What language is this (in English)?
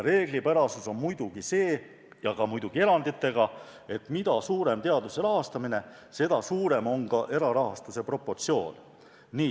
Estonian